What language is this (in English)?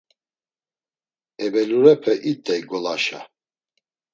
Laz